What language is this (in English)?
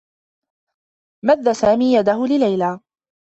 Arabic